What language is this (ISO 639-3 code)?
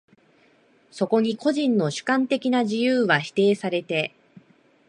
jpn